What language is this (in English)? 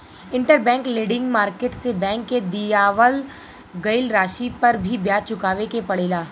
Bhojpuri